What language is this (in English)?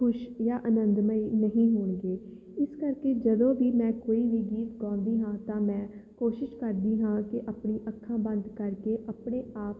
Punjabi